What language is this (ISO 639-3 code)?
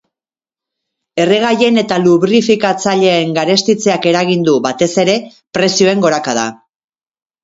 eus